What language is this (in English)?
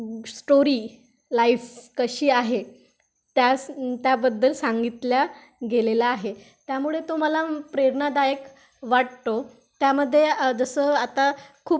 Marathi